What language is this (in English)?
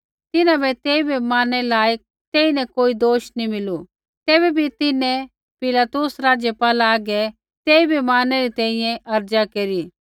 Kullu Pahari